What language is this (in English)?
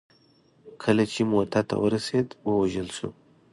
Pashto